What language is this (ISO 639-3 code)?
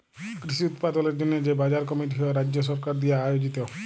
ben